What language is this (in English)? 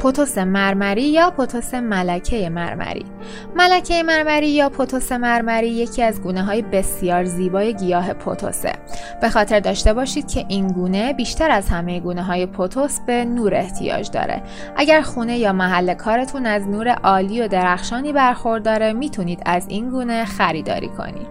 Persian